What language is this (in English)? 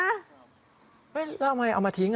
Thai